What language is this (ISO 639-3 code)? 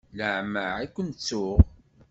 kab